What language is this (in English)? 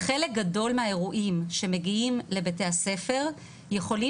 Hebrew